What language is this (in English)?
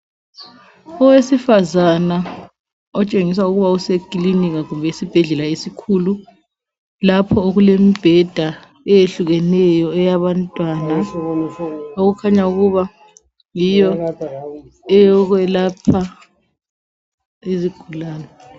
North Ndebele